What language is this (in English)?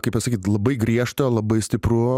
Lithuanian